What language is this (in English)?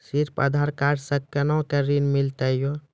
Maithili